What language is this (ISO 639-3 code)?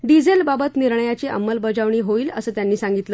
mar